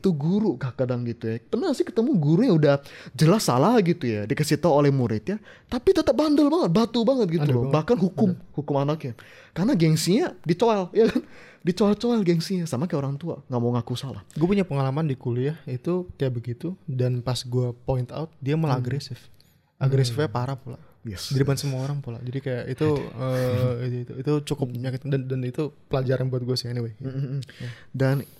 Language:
Indonesian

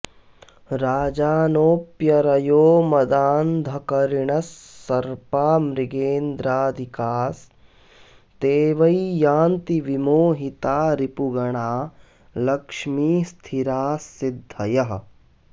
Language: Sanskrit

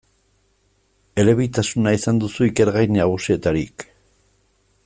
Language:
Basque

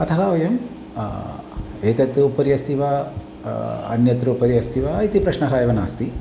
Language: Sanskrit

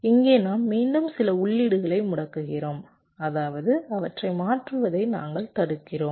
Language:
Tamil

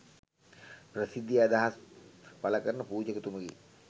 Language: Sinhala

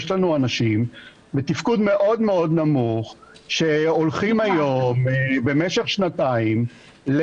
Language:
Hebrew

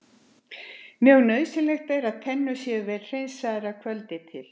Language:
Icelandic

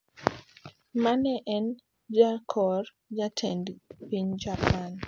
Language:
Luo (Kenya and Tanzania)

